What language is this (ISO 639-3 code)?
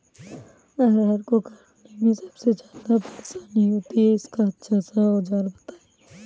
hin